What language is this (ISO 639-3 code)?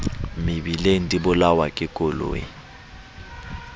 sot